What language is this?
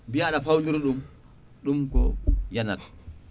Fula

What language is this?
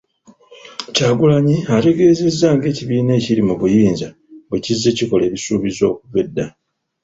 Ganda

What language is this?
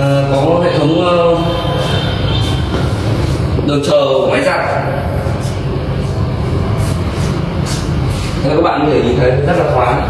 Vietnamese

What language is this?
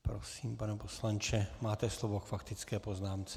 Czech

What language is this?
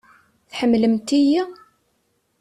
Kabyle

